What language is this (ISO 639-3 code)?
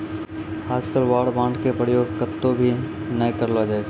mai